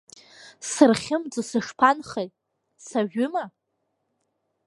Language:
Abkhazian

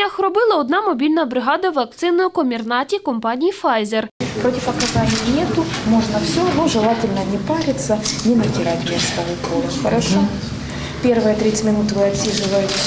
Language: Ukrainian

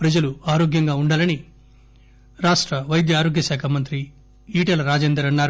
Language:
Telugu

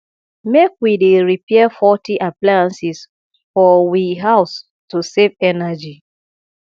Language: Nigerian Pidgin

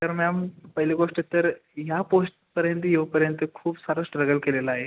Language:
Marathi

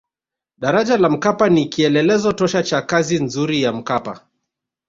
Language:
Swahili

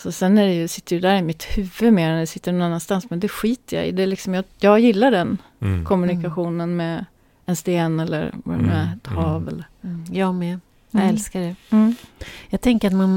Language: Swedish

